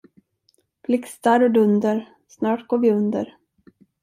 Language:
Swedish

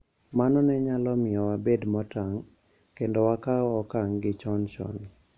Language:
Luo (Kenya and Tanzania)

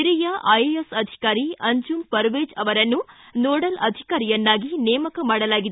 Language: Kannada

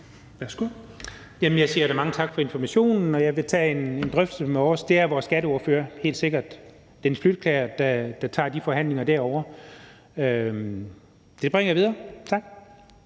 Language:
Danish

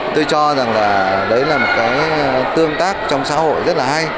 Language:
Vietnamese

